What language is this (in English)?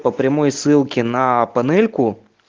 Russian